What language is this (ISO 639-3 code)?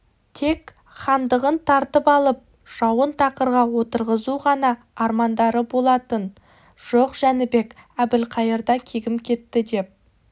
kaz